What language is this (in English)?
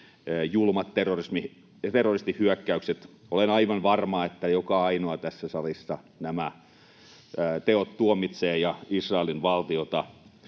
Finnish